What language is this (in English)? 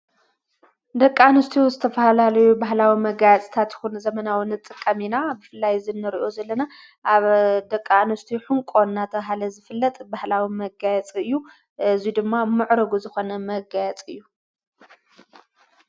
Tigrinya